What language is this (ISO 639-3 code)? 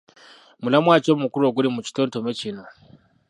lug